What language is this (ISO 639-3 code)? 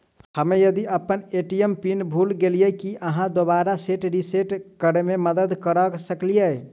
mai